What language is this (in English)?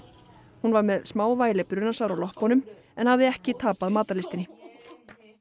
Icelandic